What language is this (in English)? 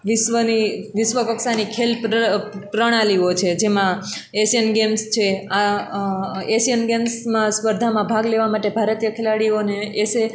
Gujarati